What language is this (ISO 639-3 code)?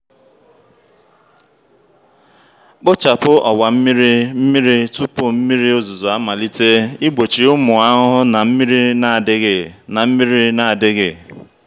ibo